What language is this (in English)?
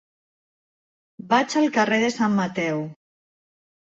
Catalan